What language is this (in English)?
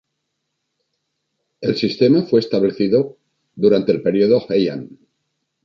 Spanish